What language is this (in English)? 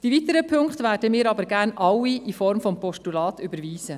Swiss German